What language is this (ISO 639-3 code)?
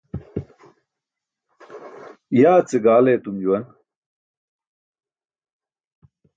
bsk